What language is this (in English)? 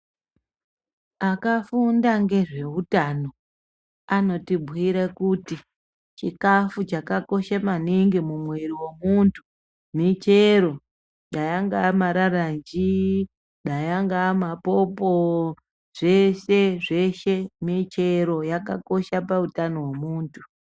Ndau